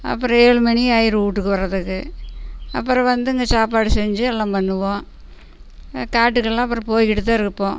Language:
Tamil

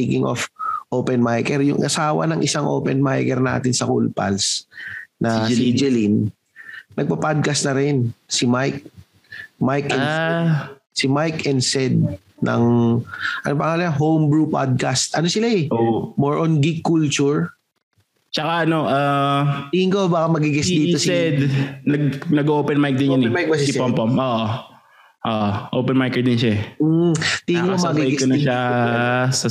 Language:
Filipino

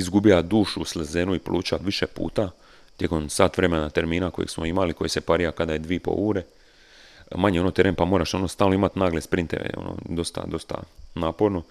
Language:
Croatian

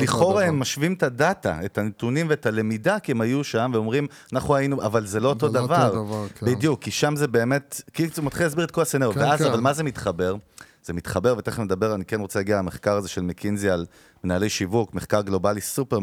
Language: Hebrew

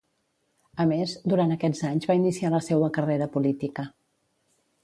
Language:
Catalan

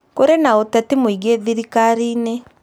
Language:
Kikuyu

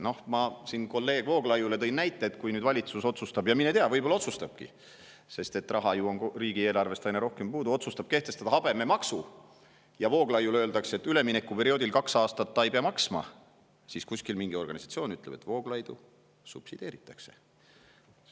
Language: Estonian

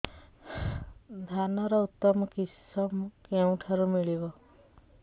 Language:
Odia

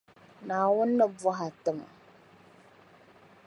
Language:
Dagbani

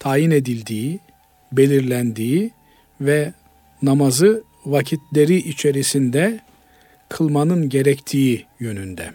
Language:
Turkish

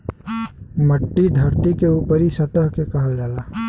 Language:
Bhojpuri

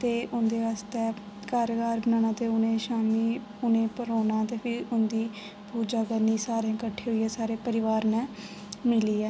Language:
Dogri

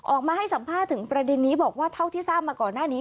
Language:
Thai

